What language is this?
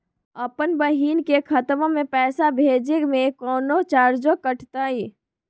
Magahi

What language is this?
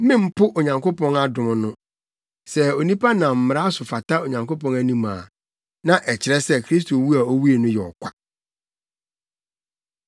Akan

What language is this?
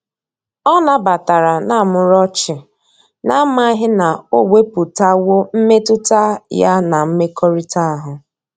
Igbo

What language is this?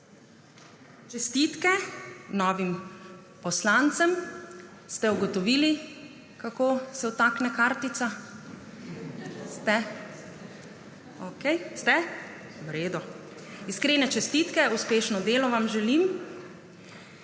Slovenian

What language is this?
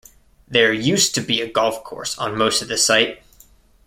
English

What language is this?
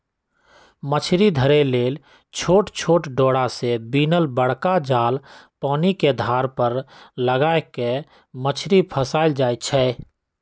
Magahi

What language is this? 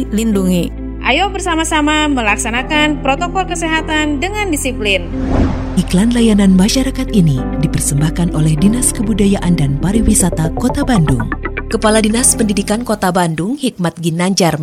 Indonesian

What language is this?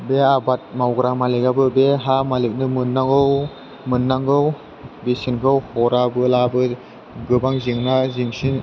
Bodo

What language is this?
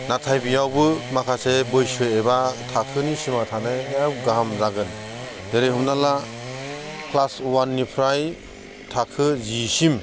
Bodo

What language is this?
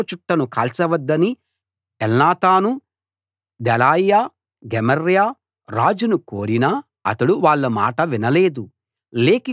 Telugu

